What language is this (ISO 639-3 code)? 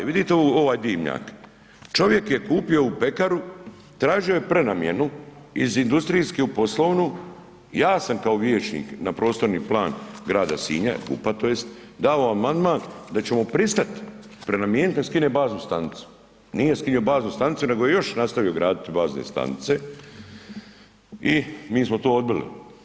hrv